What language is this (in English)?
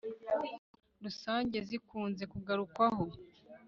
Kinyarwanda